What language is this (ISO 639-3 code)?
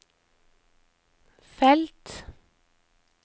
nor